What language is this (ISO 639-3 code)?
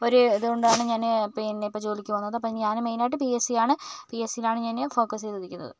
mal